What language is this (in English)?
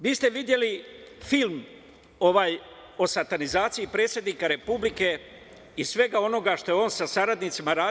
Serbian